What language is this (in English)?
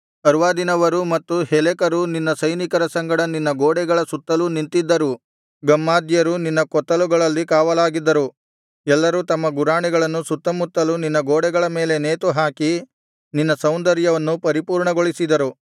Kannada